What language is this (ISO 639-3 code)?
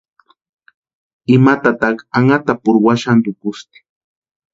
pua